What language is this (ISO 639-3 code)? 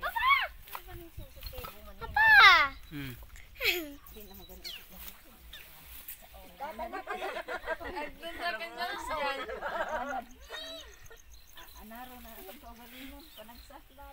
fil